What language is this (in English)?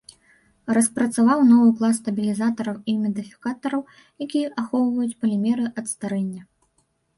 Belarusian